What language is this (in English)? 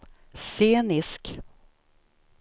Swedish